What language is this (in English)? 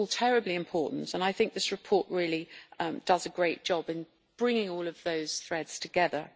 English